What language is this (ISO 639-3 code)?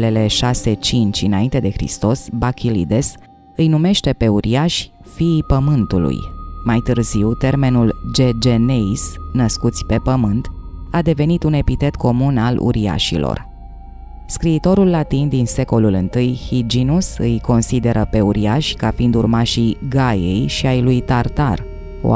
ron